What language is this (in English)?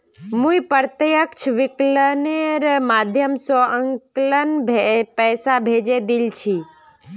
Magahi